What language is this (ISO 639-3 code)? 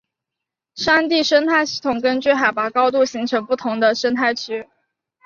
zho